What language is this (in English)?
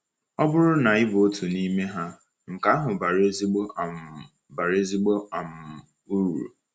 Igbo